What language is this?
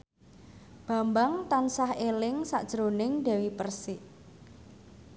Javanese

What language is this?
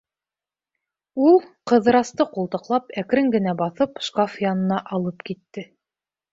Bashkir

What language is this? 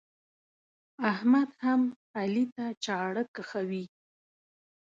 Pashto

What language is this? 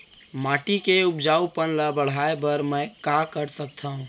Chhattisgarhi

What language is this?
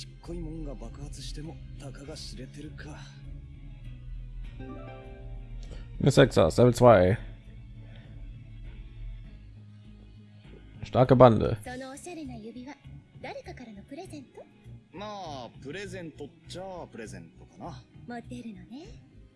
German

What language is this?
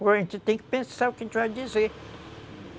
Portuguese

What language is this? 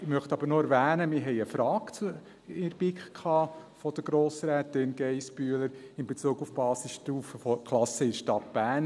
Swiss German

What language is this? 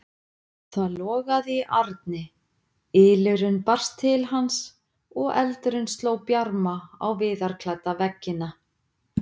Icelandic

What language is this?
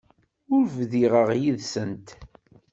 Kabyle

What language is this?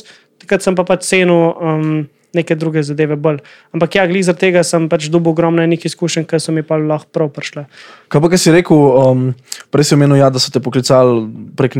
Slovak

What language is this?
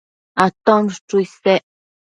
Matsés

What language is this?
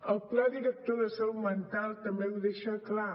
Catalan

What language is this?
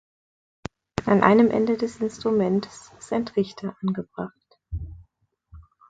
German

